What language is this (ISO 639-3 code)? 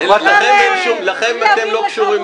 heb